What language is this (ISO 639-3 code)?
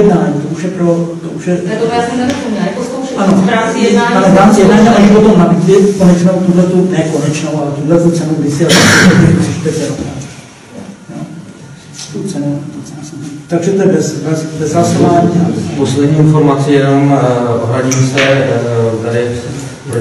ces